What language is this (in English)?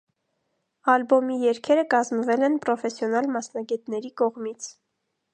Armenian